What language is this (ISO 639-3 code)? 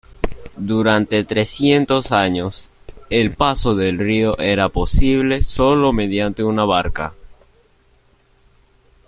spa